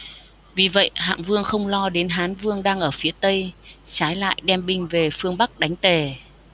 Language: Vietnamese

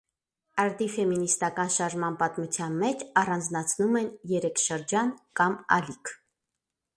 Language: Armenian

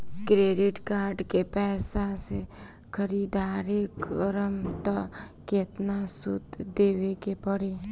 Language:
Bhojpuri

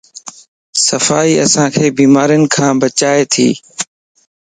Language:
Lasi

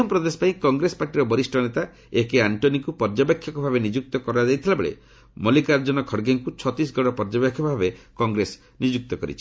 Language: Odia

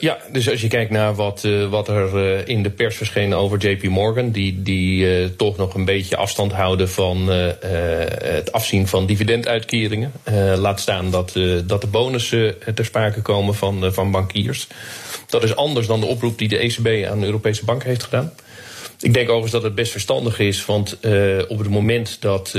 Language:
Dutch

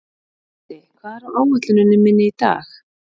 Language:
Icelandic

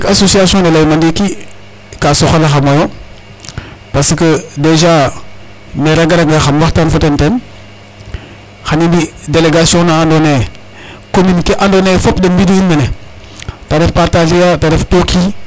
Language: Serer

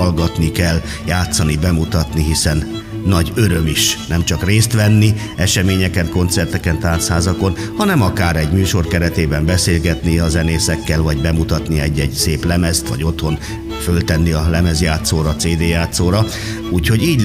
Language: Hungarian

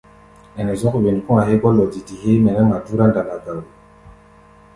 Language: Gbaya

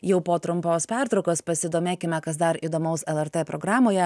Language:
Lithuanian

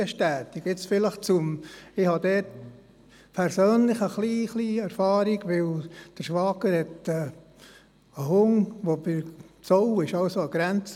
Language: Swiss German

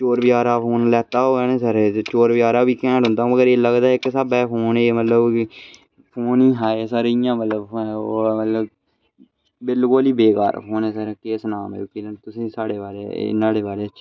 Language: Dogri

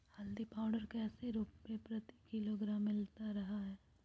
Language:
Magahi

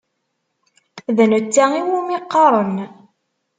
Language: Kabyle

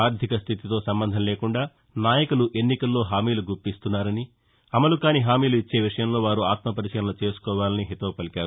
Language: Telugu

